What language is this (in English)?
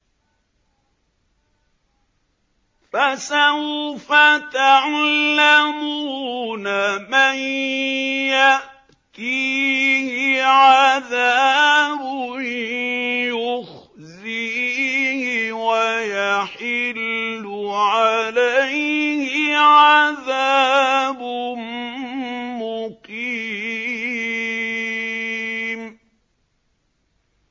Arabic